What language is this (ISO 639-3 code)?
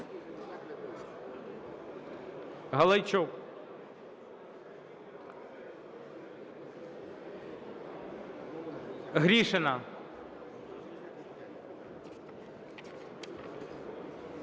ukr